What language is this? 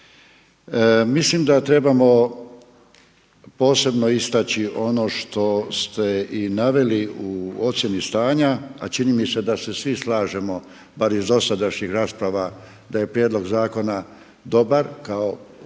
Croatian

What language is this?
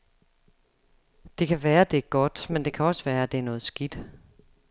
Danish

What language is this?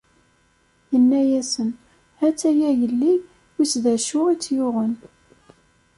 Kabyle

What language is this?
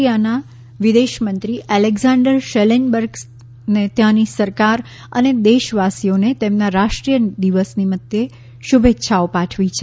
Gujarati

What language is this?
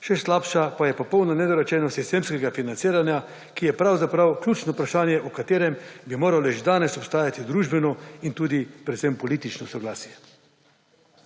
Slovenian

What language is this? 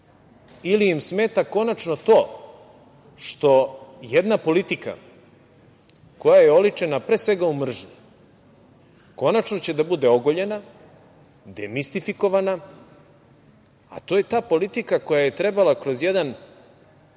Serbian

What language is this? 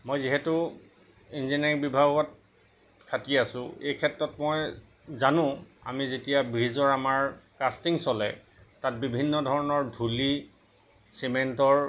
Assamese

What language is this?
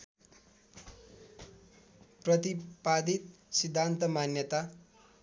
Nepali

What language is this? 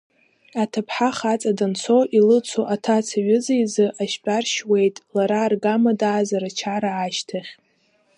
Abkhazian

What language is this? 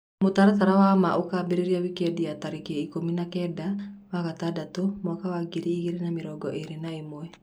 Kikuyu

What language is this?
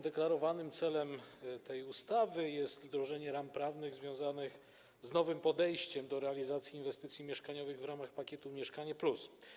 Polish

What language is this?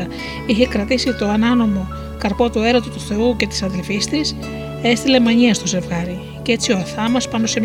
Greek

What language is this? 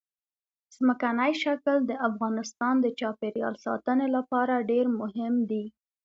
Pashto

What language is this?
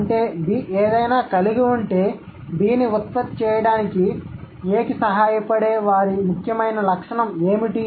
Telugu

